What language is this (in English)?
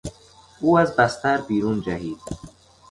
Persian